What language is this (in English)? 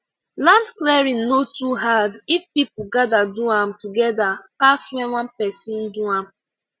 Nigerian Pidgin